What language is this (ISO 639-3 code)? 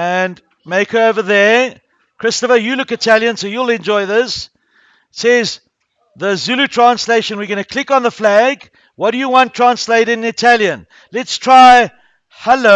eng